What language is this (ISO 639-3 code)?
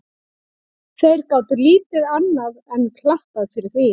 isl